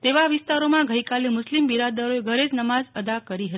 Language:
Gujarati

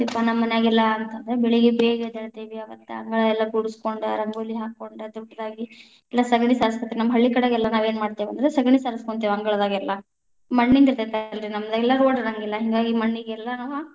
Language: Kannada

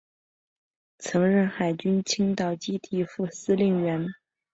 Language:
Chinese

